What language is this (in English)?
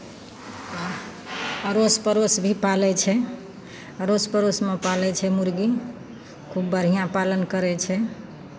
Maithili